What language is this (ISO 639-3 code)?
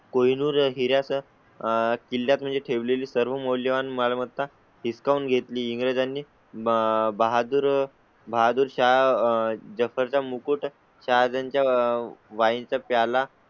mar